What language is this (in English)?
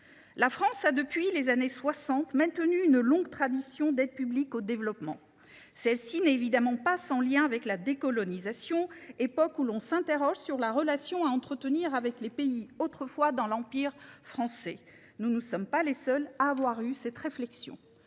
French